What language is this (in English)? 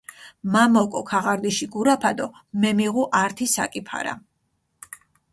Mingrelian